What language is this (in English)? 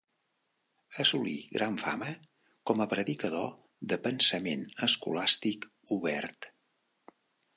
Catalan